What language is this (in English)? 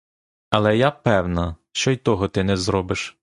Ukrainian